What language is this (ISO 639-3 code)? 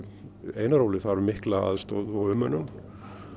isl